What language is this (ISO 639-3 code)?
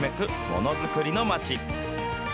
jpn